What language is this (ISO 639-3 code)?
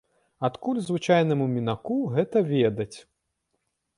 bel